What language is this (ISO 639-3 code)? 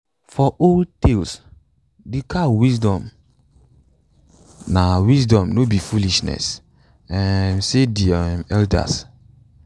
pcm